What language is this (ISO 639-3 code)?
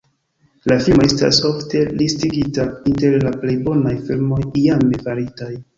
epo